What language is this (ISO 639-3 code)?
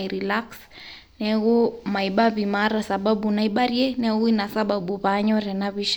mas